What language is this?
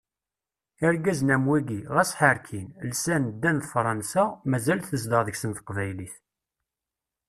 Kabyle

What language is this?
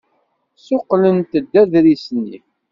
Kabyle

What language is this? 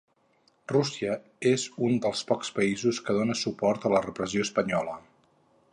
Catalan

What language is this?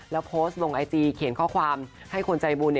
Thai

